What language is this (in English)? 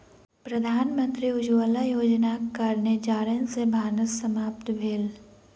Maithili